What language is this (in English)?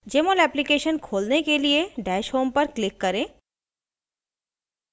Hindi